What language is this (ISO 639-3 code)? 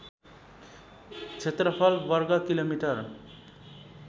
nep